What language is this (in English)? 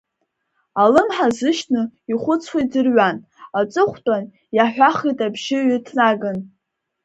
Abkhazian